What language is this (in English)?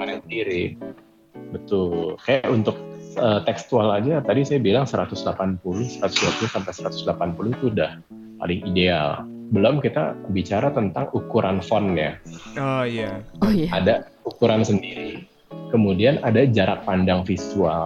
Indonesian